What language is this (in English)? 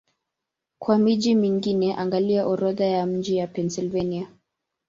Swahili